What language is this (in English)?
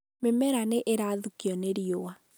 Kikuyu